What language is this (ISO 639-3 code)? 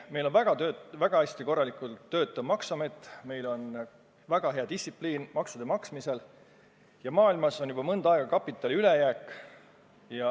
est